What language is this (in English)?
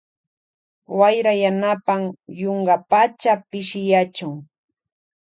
Loja Highland Quichua